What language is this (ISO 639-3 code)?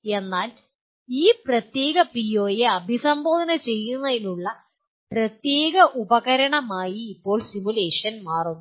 mal